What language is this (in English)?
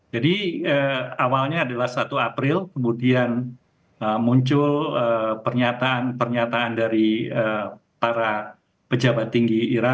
Indonesian